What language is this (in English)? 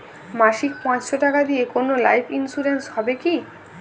Bangla